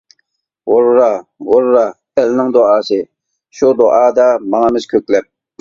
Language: Uyghur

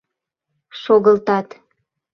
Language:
Mari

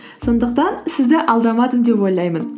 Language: Kazakh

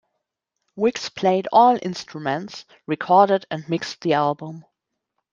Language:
English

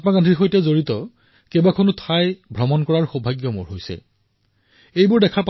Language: Assamese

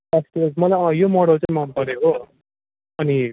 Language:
Nepali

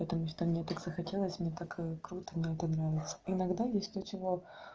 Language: Russian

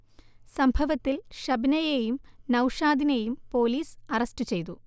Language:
Malayalam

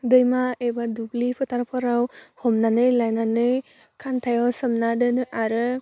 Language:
Bodo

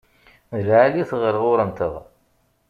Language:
Kabyle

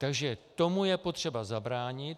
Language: Czech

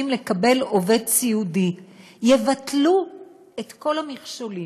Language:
Hebrew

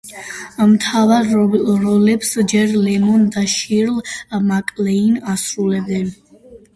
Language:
Georgian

